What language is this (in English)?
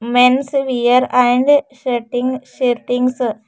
Kannada